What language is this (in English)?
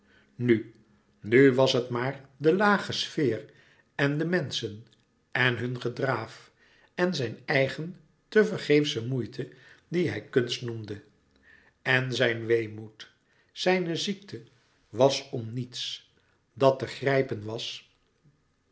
Dutch